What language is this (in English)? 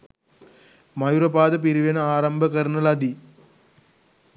Sinhala